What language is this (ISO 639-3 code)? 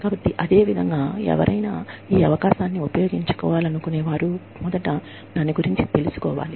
tel